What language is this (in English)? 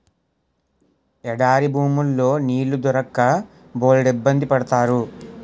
Telugu